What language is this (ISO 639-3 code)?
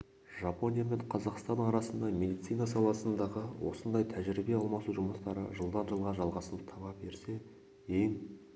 kaz